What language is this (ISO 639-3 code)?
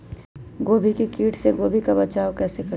mag